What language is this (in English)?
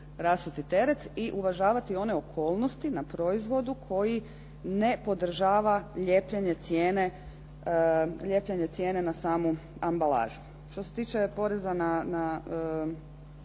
Croatian